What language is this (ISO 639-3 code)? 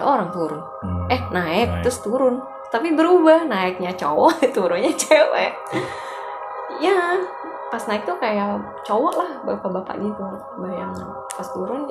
ind